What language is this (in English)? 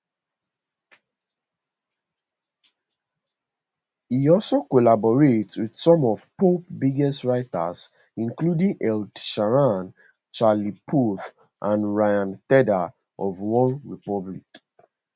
Nigerian Pidgin